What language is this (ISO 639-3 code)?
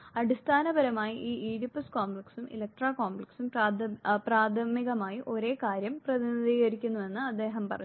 mal